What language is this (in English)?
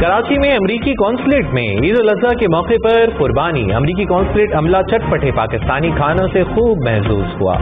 English